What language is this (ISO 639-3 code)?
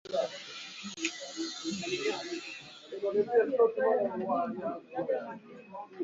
swa